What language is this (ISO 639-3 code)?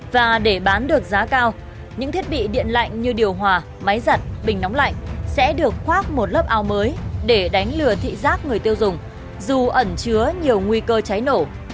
vie